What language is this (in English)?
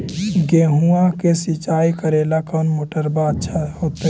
Magahi